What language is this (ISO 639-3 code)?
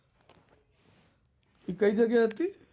guj